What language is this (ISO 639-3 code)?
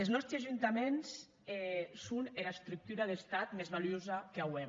cat